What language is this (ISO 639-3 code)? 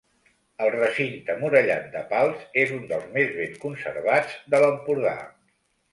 cat